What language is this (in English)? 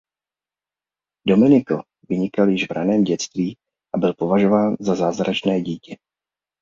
Czech